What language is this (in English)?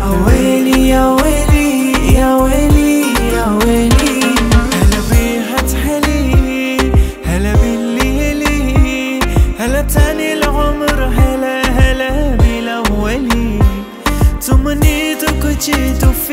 Arabic